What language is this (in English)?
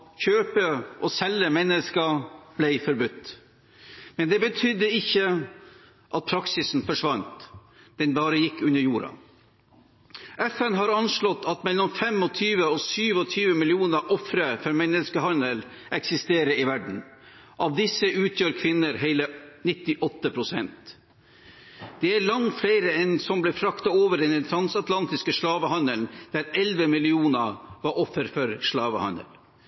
Norwegian Bokmål